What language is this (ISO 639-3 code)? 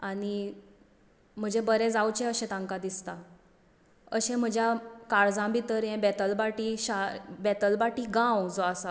kok